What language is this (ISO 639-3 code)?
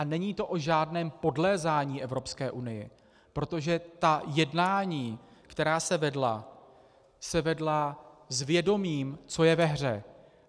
ces